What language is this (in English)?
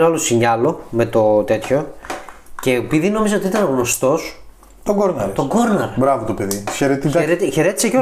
Greek